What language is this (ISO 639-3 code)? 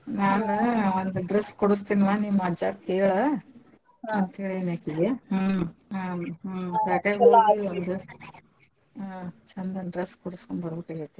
kan